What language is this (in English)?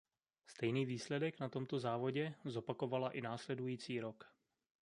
Czech